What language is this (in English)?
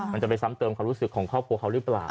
Thai